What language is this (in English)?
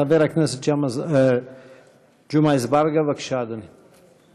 Hebrew